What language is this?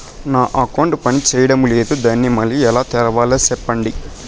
Telugu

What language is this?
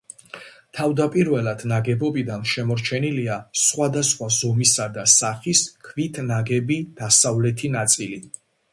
Georgian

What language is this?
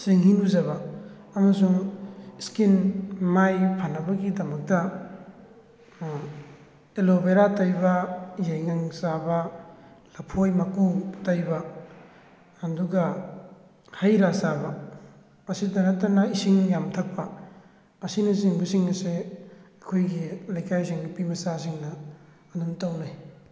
Manipuri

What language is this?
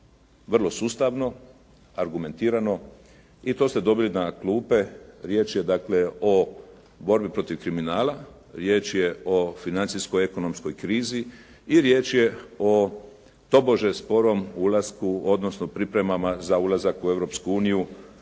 Croatian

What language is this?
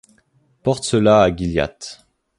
French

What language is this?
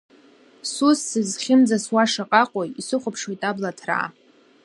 Abkhazian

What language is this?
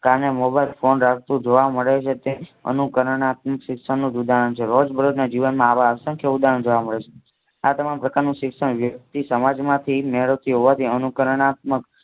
Gujarati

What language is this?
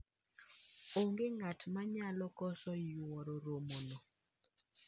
Luo (Kenya and Tanzania)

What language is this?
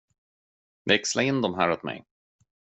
Swedish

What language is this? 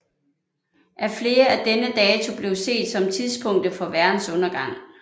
Danish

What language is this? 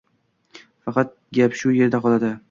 Uzbek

